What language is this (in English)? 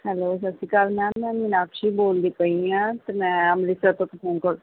Punjabi